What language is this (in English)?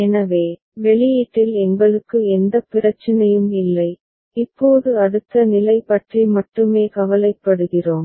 Tamil